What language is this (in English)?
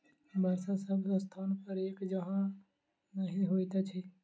Maithili